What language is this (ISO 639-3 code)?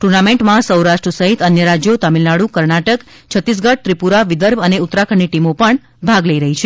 guj